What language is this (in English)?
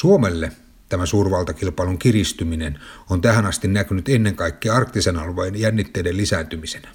Finnish